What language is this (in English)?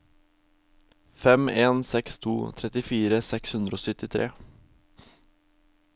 Norwegian